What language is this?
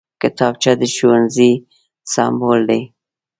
Pashto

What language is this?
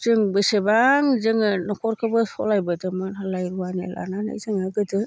Bodo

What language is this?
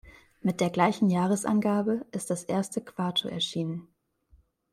German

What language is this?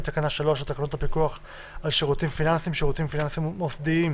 Hebrew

